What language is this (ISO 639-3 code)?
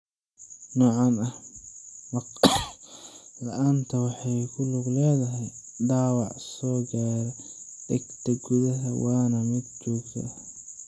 som